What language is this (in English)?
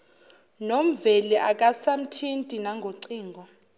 Zulu